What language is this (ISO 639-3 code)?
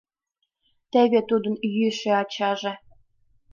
chm